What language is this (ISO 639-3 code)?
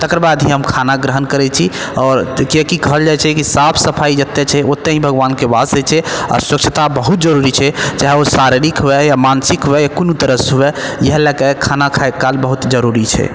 mai